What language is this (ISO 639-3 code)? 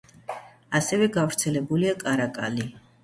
kat